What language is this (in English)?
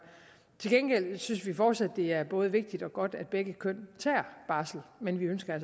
Danish